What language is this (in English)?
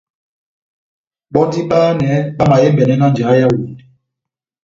Batanga